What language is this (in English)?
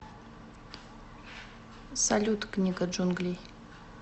Russian